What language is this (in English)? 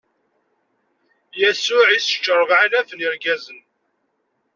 Kabyle